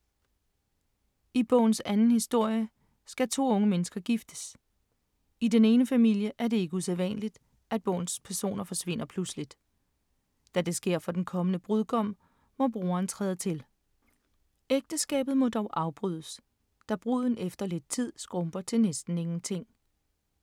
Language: Danish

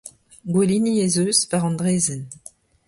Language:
Breton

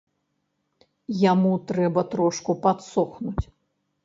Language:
Belarusian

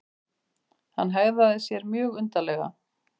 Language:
Icelandic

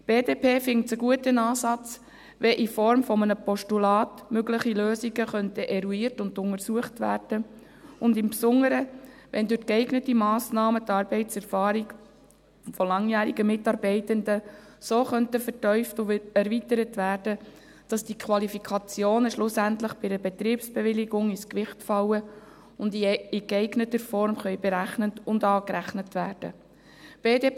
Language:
Swiss German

